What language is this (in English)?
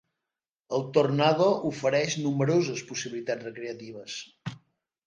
Catalan